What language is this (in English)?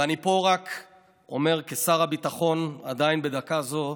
Hebrew